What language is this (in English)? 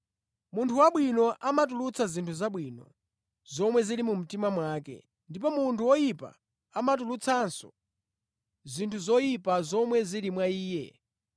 Nyanja